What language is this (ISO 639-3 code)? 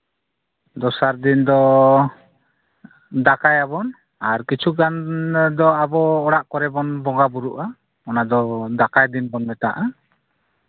sat